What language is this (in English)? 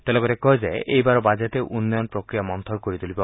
Assamese